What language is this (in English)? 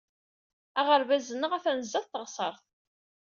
Kabyle